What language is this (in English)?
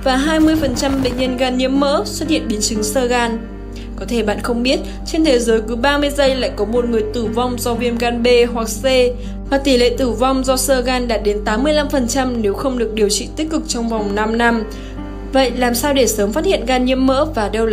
Vietnamese